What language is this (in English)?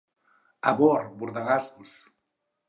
Catalan